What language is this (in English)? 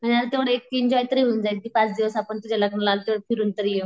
Marathi